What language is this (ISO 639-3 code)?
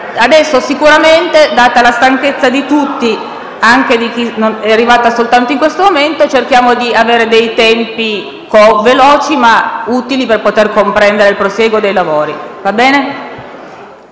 ita